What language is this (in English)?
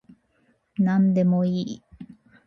Japanese